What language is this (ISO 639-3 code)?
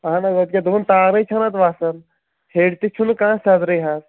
kas